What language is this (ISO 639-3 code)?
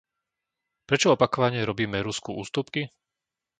slk